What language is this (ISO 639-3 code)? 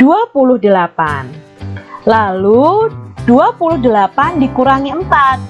ind